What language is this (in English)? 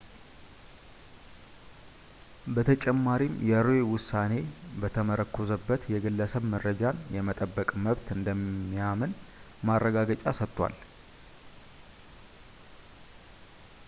Amharic